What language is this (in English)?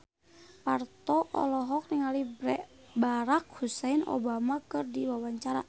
Sundanese